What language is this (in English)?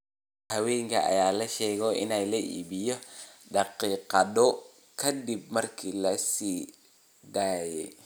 Somali